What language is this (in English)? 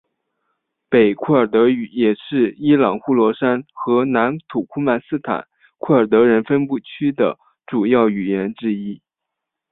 Chinese